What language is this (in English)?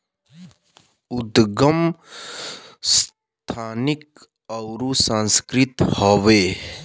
Bhojpuri